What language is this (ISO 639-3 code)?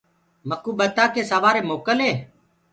ggg